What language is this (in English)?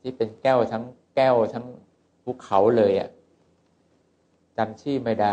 Thai